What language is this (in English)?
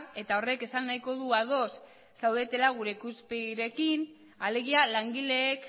Basque